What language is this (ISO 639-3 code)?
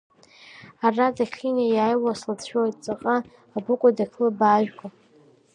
abk